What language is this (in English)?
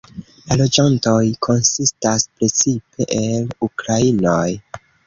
Esperanto